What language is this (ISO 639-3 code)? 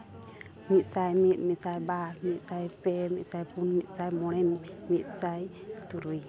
sat